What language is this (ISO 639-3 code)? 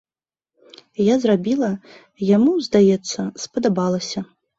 bel